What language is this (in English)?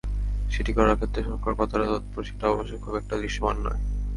Bangla